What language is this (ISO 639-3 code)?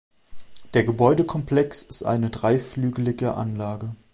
deu